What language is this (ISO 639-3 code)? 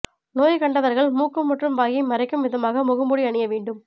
tam